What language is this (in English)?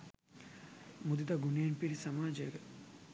Sinhala